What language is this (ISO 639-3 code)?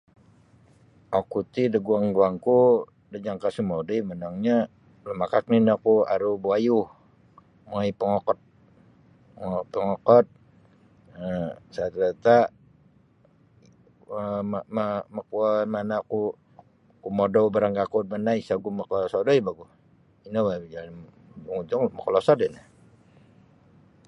bsy